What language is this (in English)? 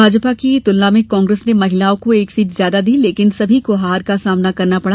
Hindi